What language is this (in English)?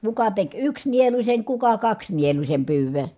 Finnish